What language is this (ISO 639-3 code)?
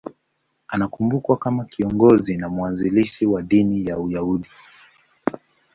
swa